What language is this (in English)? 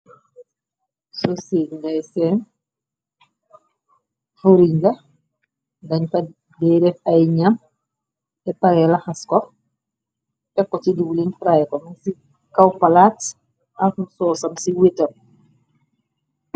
Wolof